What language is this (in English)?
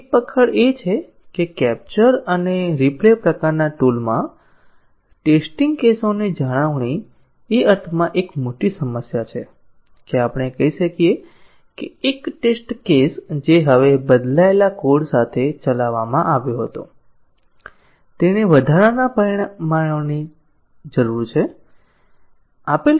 Gujarati